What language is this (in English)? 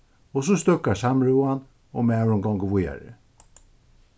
Faroese